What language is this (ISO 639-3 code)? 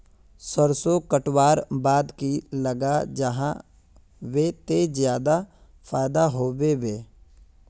mag